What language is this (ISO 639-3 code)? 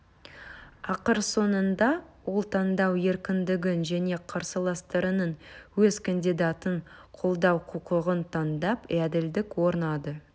kaz